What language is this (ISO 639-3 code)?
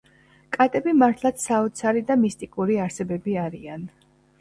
kat